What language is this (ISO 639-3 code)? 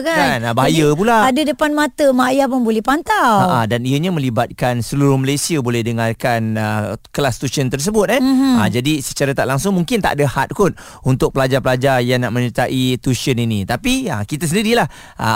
msa